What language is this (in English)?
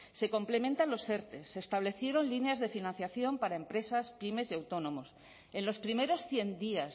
Spanish